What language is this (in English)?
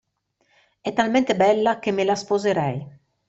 Italian